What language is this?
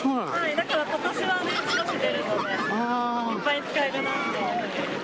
Japanese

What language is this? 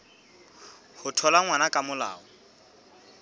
Southern Sotho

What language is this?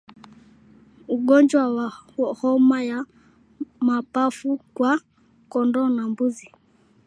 Swahili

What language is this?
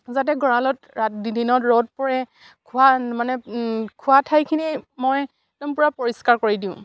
Assamese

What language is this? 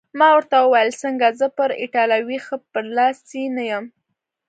Pashto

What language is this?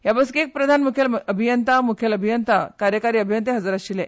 Konkani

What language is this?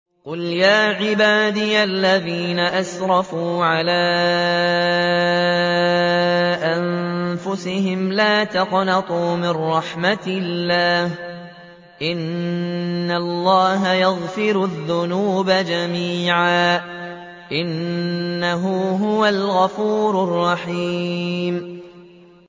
Arabic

